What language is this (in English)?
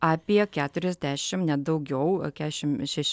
Lithuanian